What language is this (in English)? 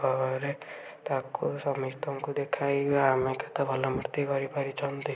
Odia